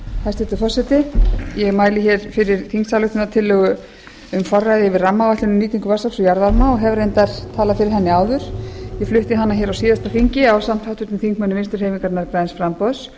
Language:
Icelandic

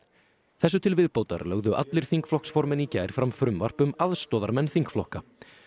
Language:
Icelandic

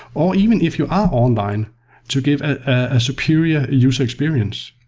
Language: English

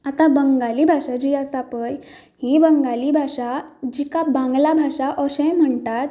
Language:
Konkani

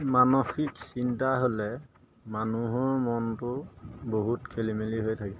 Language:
Assamese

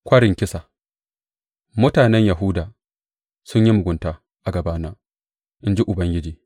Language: Hausa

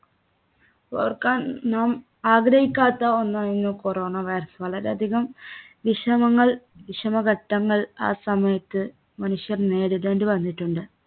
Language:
Malayalam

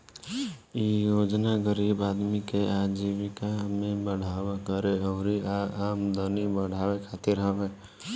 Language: Bhojpuri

